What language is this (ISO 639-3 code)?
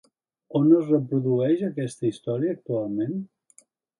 cat